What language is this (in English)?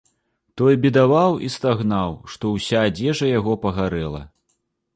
Belarusian